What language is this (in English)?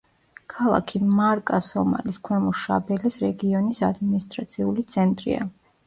Georgian